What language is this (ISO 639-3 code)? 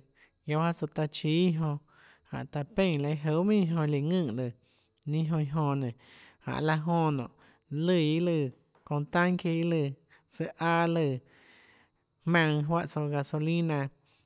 ctl